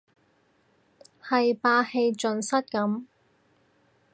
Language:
Cantonese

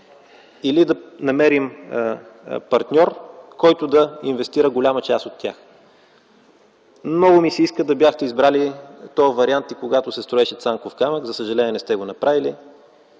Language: Bulgarian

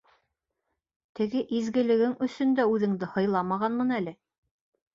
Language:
Bashkir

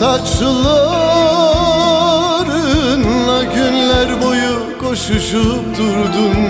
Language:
Turkish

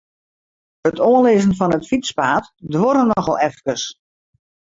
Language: Western Frisian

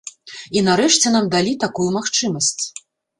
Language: Belarusian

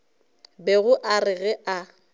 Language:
Northern Sotho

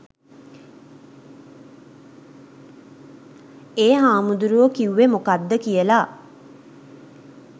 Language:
Sinhala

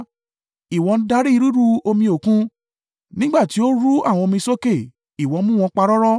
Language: Yoruba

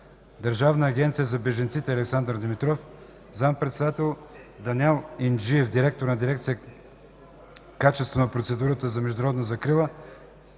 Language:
Bulgarian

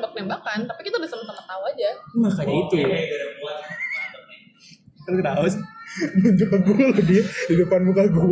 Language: Indonesian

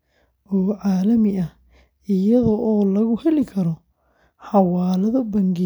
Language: Somali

